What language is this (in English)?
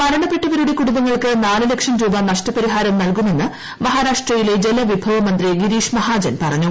Malayalam